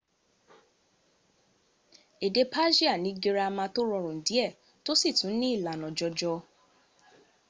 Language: Yoruba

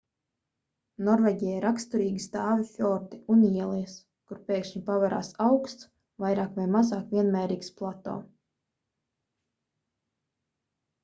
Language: Latvian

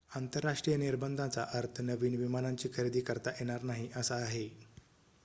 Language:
Marathi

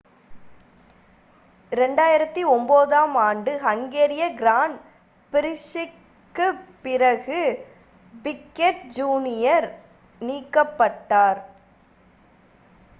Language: Tamil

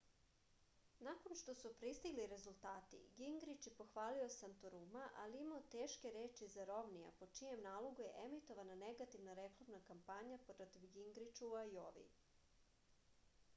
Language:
Serbian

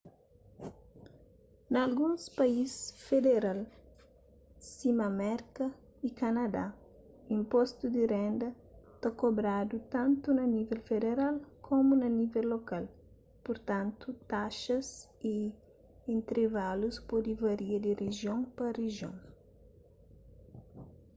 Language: Kabuverdianu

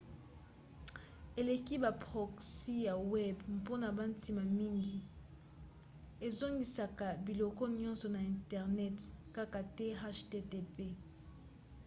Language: Lingala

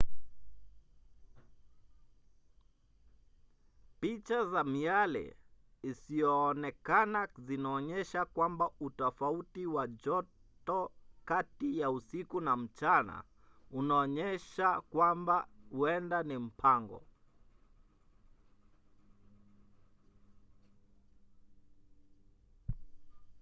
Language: Swahili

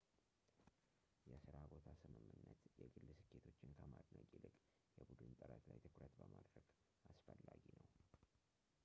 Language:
Amharic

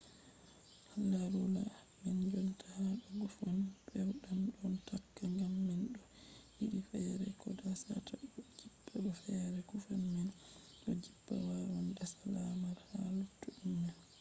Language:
Fula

